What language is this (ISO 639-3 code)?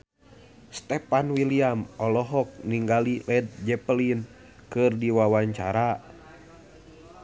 sun